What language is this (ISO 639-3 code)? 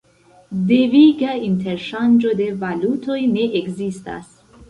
epo